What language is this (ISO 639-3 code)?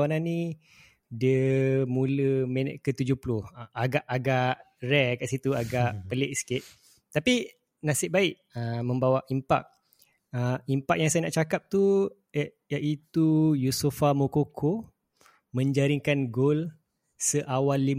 msa